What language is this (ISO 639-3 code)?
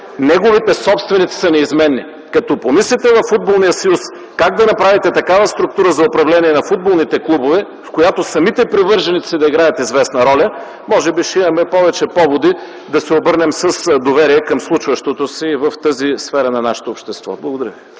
bul